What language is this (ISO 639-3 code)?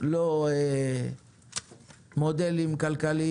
heb